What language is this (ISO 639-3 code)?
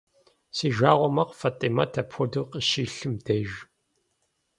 kbd